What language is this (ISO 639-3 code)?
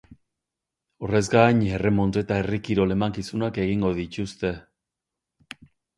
eus